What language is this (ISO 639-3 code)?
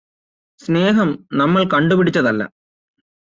mal